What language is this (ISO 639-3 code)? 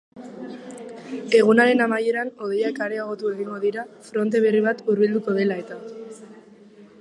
eus